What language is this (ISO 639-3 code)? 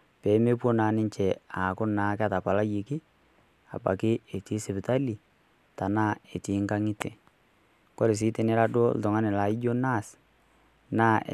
mas